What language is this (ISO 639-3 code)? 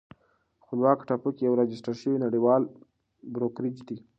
pus